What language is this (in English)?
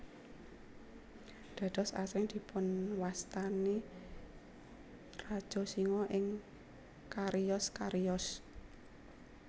Javanese